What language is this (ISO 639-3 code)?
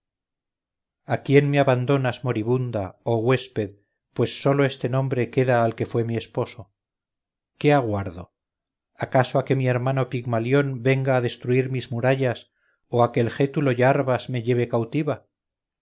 spa